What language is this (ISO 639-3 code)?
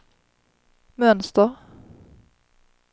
swe